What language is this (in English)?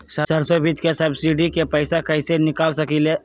Magahi